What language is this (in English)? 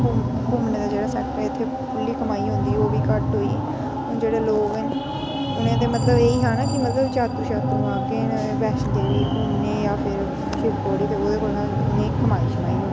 Dogri